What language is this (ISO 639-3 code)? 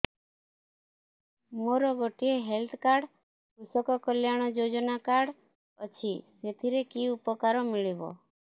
ori